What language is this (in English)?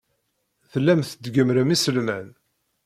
Kabyle